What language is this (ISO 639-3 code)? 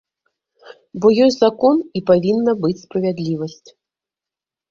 bel